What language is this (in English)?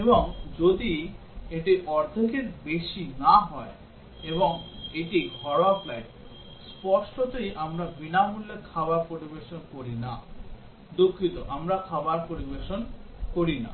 Bangla